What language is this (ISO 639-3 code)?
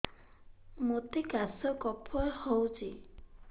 ori